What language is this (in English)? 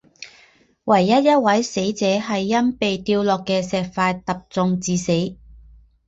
Chinese